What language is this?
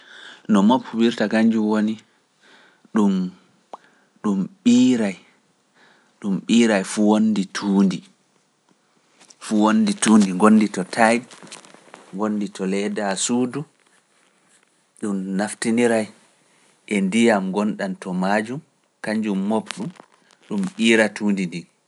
Pular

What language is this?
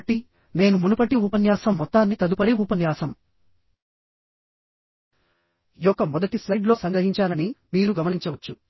Telugu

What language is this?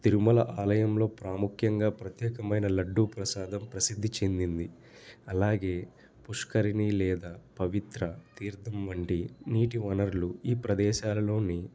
Telugu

